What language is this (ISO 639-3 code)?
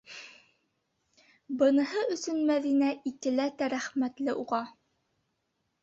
bak